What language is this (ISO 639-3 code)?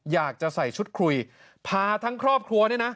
tha